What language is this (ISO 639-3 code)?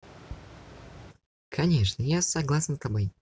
rus